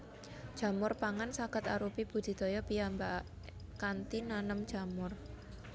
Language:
Javanese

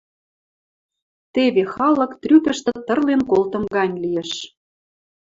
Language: Western Mari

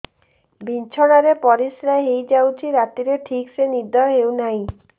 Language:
Odia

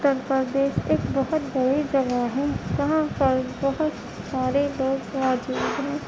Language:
Urdu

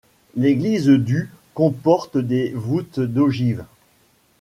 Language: French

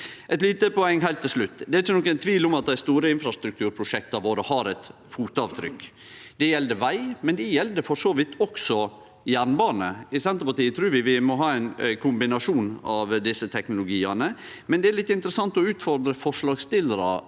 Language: Norwegian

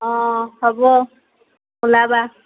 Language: Assamese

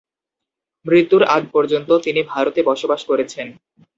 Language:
Bangla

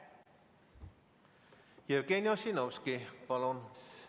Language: Estonian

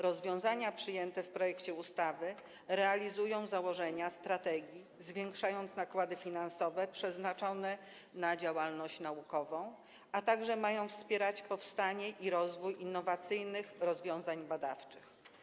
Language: Polish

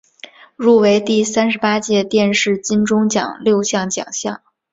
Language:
Chinese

